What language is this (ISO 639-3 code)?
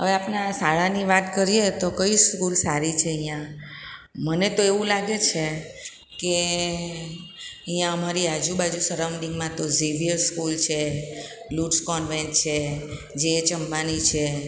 guj